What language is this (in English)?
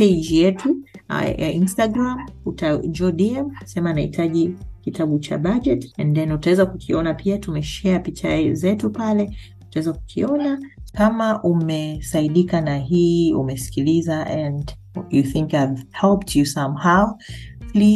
Swahili